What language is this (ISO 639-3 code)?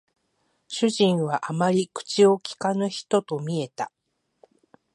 jpn